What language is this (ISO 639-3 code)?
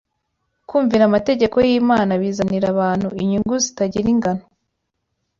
kin